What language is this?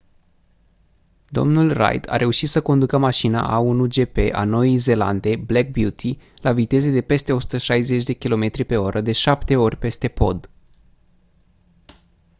Romanian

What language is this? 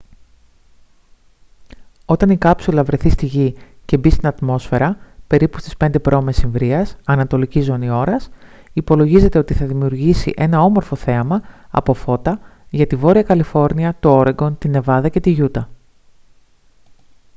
Greek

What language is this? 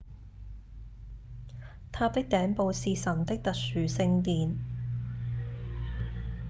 Cantonese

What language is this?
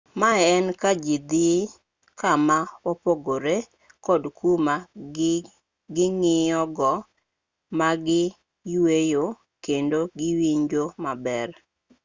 Luo (Kenya and Tanzania)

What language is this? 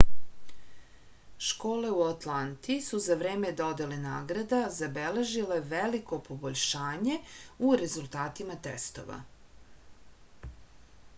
Serbian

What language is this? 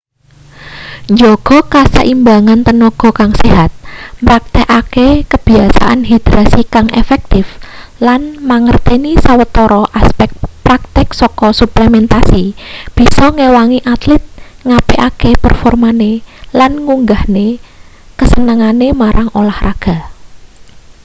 Javanese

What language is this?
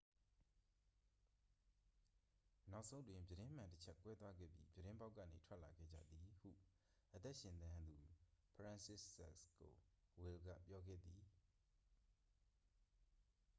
Burmese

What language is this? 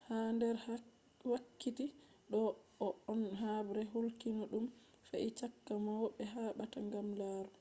Fula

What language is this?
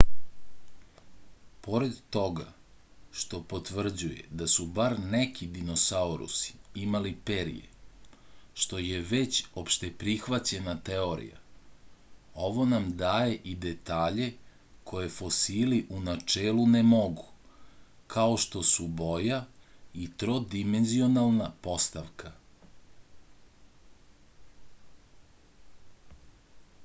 Serbian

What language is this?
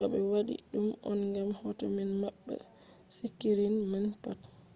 Fula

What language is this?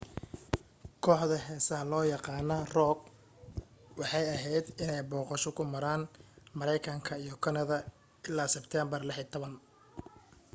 Somali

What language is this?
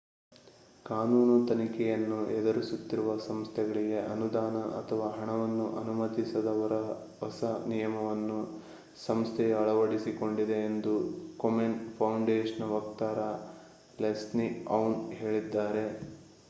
Kannada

